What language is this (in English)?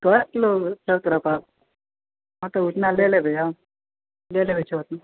Maithili